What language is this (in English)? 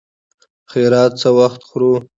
Pashto